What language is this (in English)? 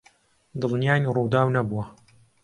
Central Kurdish